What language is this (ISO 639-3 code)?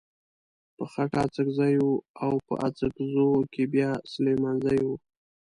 pus